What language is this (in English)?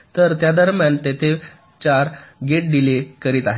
Marathi